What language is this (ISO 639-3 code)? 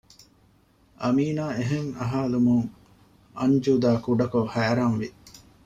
div